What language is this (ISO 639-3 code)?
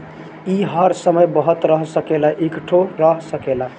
bho